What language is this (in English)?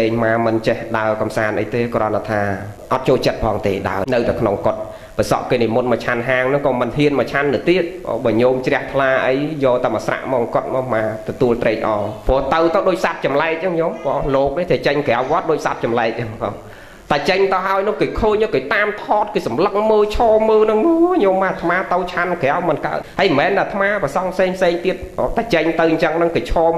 Vietnamese